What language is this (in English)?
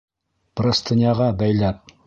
Bashkir